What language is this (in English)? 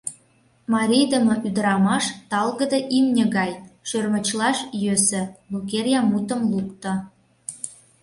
Mari